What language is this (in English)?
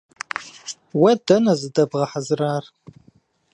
Kabardian